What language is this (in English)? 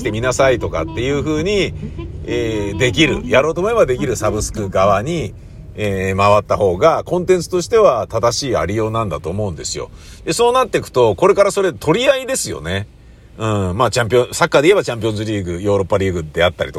Japanese